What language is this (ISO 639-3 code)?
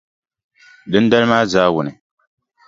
dag